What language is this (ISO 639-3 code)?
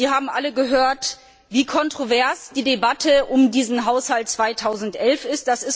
deu